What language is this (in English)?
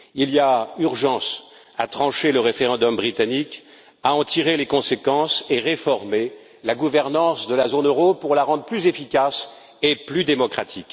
French